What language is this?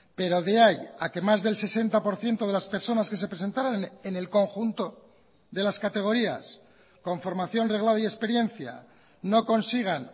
Spanish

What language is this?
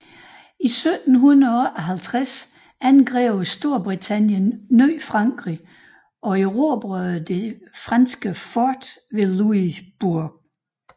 Danish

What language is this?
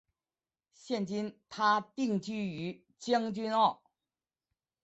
Chinese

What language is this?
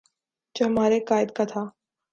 Urdu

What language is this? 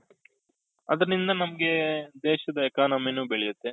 Kannada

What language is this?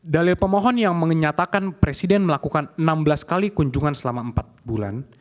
Indonesian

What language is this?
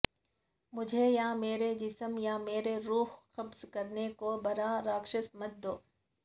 Urdu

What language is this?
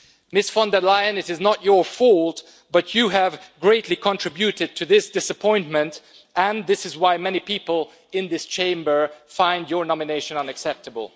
English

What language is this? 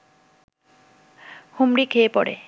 Bangla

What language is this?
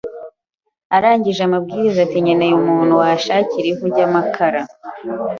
Kinyarwanda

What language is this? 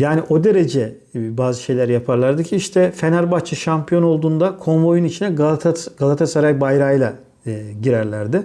Turkish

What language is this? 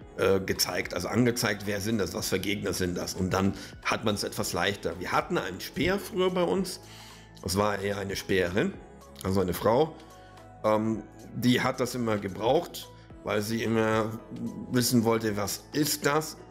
German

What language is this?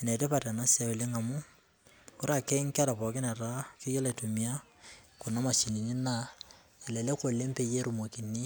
Masai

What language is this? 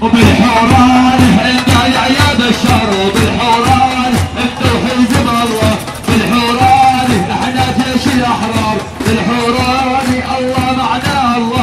Arabic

